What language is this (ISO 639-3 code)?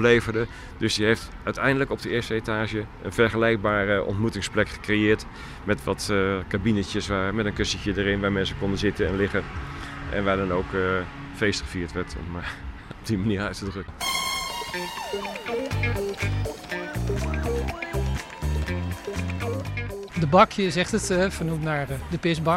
nld